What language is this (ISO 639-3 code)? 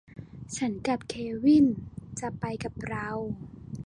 tha